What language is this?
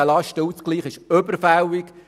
Swiss German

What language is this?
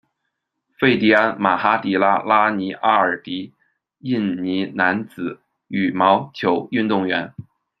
Chinese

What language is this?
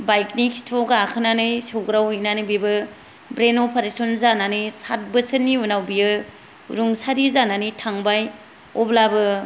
Bodo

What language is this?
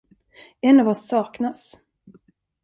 Swedish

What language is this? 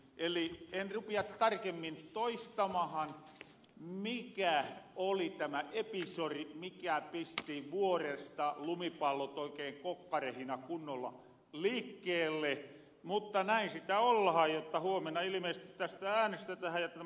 Finnish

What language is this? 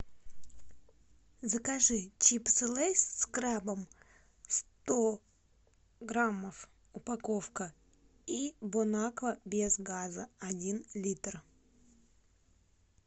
Russian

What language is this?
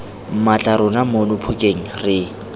Tswana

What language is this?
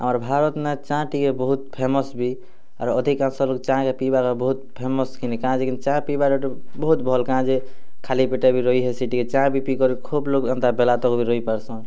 Odia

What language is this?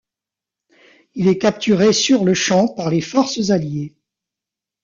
French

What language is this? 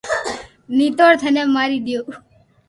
Loarki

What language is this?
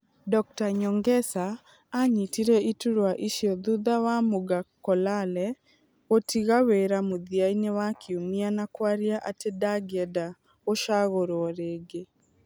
Kikuyu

